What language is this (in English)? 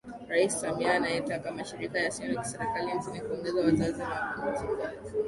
Swahili